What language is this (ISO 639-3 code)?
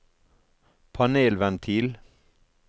nor